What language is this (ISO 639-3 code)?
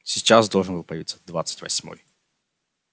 rus